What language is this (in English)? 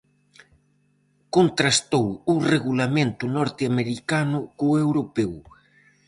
Galician